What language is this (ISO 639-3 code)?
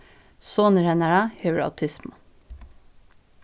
fao